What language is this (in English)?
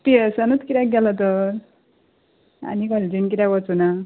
Konkani